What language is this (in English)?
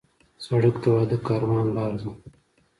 Pashto